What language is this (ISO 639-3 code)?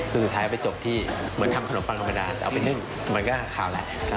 tha